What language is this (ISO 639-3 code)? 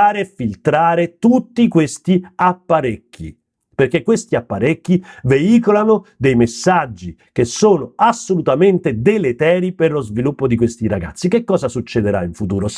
ita